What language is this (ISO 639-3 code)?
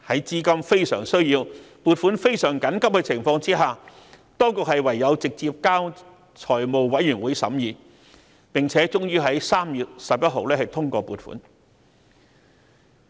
yue